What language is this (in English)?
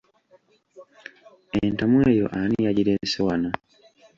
Ganda